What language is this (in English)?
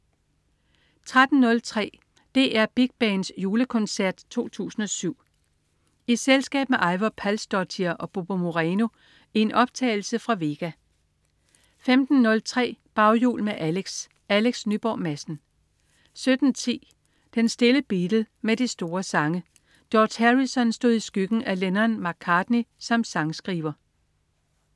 Danish